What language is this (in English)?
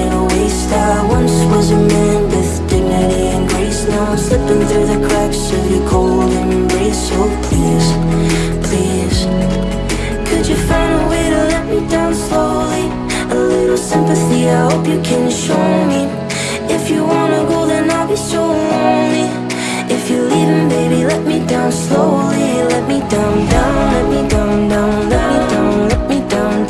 English